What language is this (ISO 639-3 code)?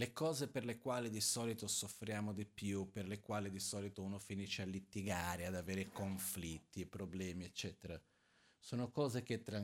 ita